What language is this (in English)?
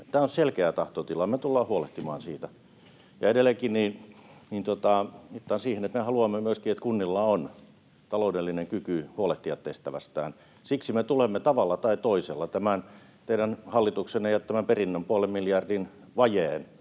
Finnish